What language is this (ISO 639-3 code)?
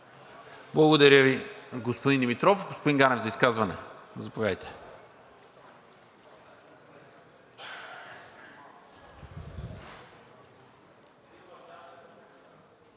bul